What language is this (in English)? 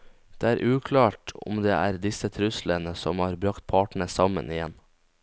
Norwegian